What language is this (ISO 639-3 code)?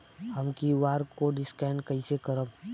bho